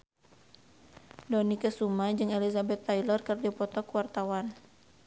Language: Sundanese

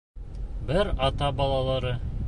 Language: Bashkir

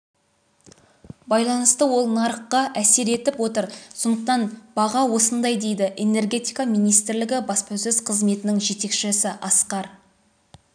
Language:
Kazakh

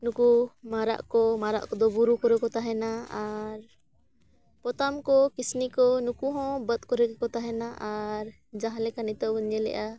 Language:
Santali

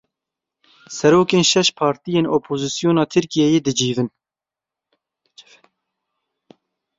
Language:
Kurdish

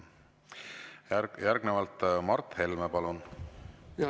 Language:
Estonian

